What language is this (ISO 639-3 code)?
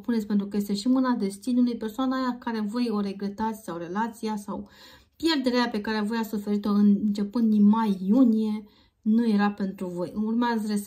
ron